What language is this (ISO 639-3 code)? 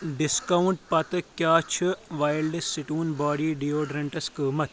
kas